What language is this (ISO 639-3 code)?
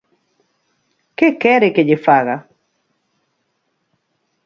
glg